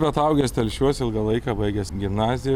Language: Lithuanian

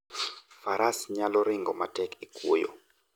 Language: Luo (Kenya and Tanzania)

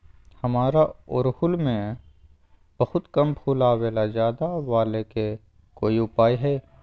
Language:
Magahi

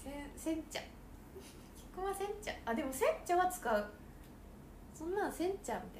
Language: Japanese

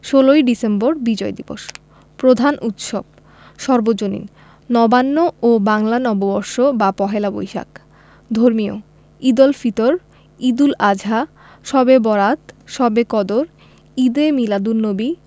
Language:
Bangla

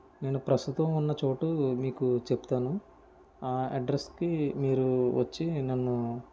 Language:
Telugu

